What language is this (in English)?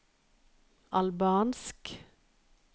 Norwegian